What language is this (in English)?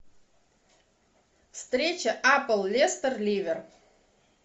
Russian